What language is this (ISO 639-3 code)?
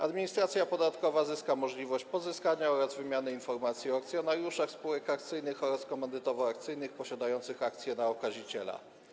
pol